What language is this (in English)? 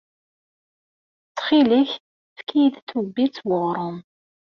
Kabyle